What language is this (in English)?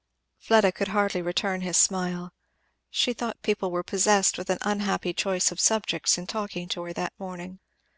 English